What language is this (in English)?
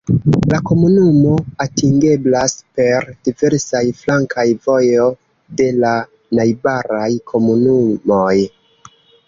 Esperanto